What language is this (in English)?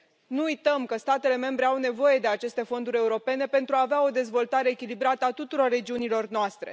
Romanian